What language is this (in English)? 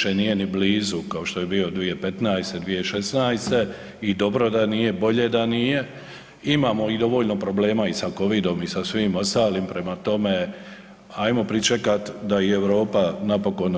Croatian